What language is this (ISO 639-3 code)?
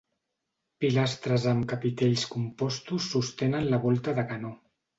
cat